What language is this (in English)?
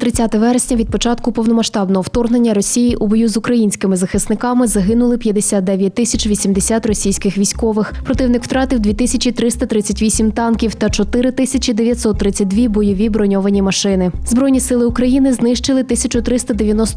Ukrainian